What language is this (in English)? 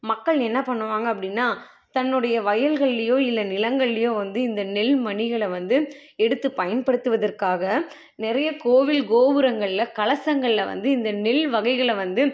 Tamil